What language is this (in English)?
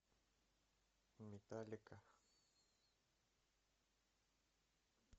Russian